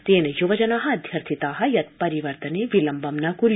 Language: Sanskrit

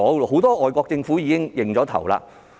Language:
Cantonese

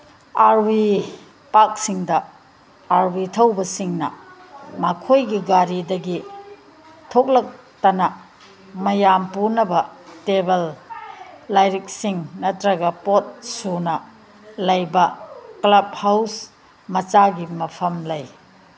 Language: Manipuri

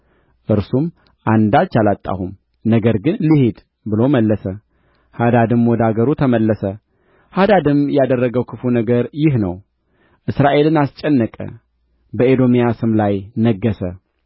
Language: Amharic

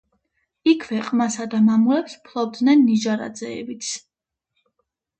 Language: Georgian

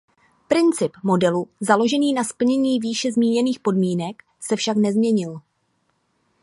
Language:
Czech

